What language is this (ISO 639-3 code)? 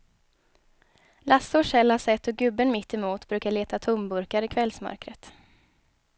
swe